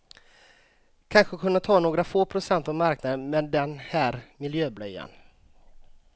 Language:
Swedish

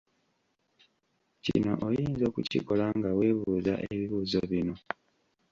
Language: Ganda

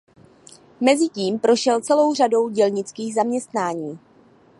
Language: Czech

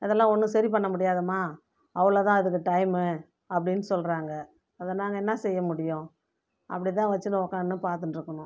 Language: Tamil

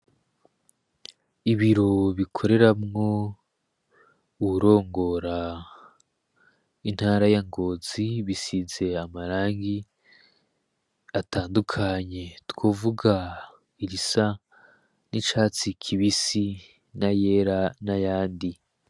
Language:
Rundi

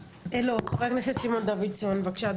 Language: Hebrew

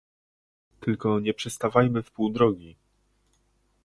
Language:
Polish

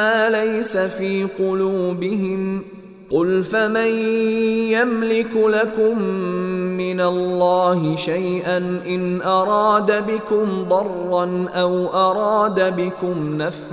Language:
Arabic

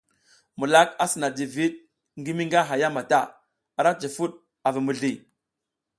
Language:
South Giziga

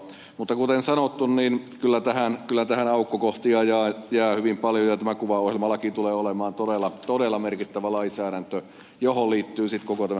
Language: Finnish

